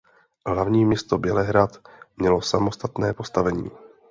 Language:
Czech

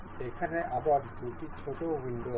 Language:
Bangla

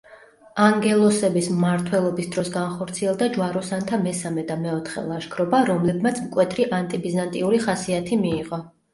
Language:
Georgian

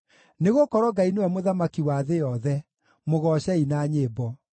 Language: Kikuyu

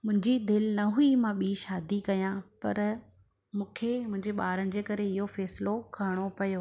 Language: Sindhi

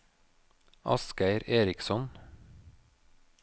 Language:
Norwegian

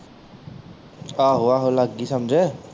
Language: Punjabi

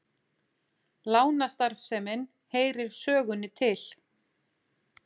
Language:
Icelandic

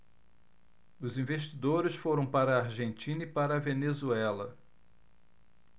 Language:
Portuguese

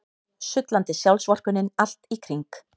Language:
Icelandic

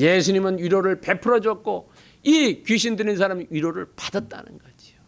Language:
Korean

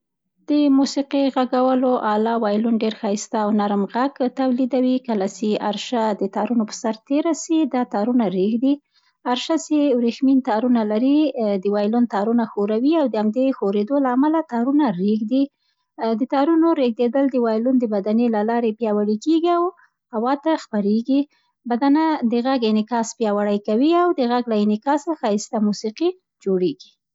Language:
Central Pashto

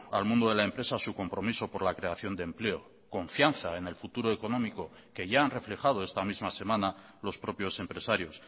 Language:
Spanish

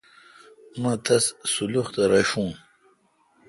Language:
Kalkoti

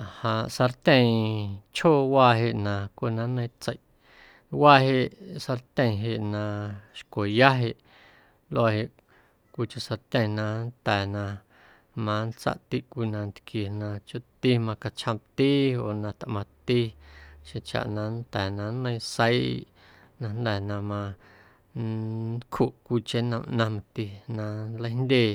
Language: Guerrero Amuzgo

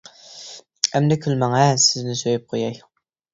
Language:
Uyghur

